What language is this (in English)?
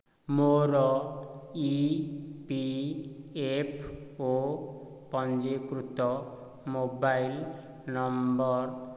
Odia